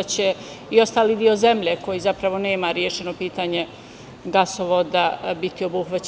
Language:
Serbian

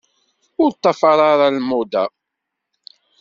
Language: Kabyle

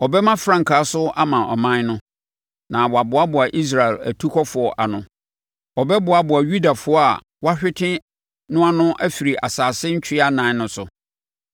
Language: Akan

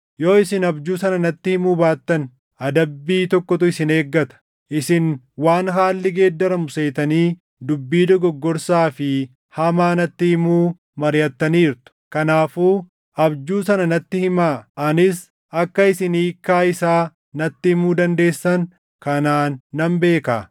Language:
Oromo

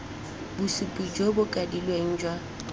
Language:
Tswana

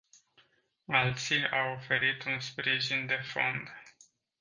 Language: Romanian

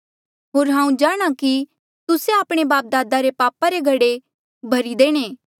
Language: Mandeali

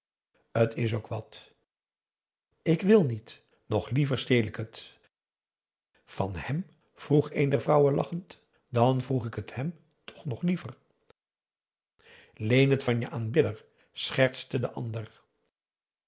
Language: Dutch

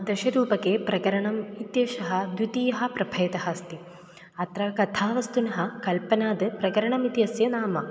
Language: Sanskrit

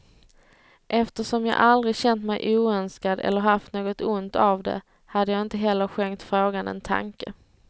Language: Swedish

